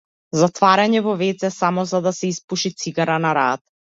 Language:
Macedonian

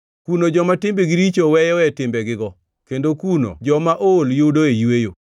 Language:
Luo (Kenya and Tanzania)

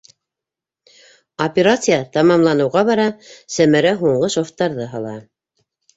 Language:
Bashkir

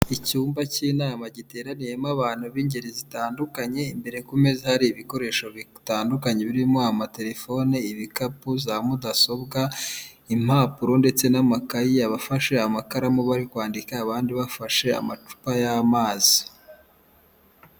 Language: Kinyarwanda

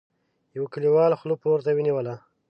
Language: Pashto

